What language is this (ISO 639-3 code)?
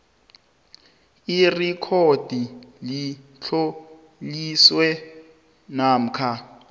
nbl